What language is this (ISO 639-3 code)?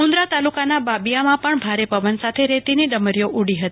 guj